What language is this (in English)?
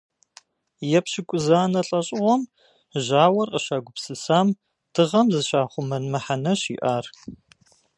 Kabardian